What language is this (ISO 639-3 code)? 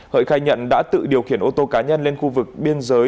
vie